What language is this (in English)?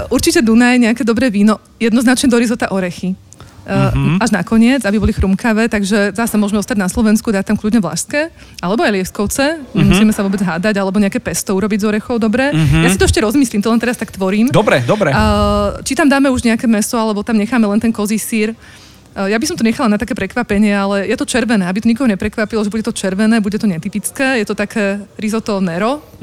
Slovak